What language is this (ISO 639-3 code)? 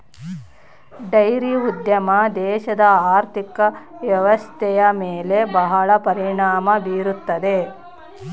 kan